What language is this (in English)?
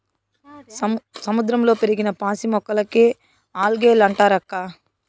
Telugu